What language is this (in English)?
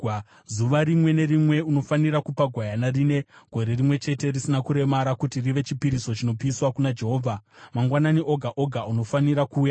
Shona